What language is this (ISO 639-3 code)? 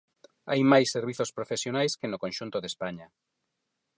glg